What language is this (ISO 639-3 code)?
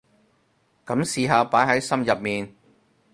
yue